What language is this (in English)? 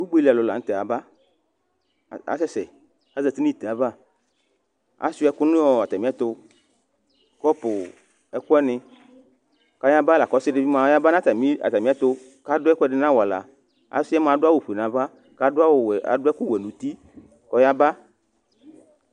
Ikposo